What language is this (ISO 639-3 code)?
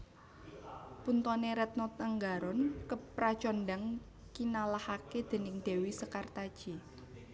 jav